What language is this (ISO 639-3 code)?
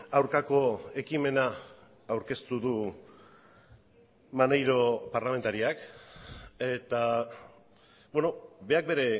eus